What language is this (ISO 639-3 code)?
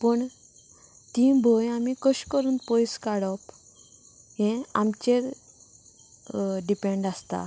kok